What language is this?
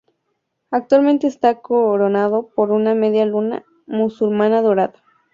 Spanish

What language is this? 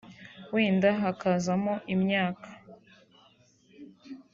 Kinyarwanda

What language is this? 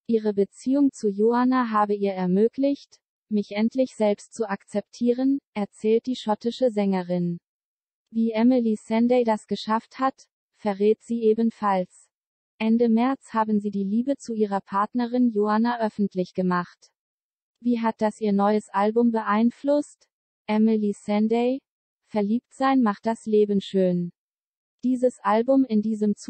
German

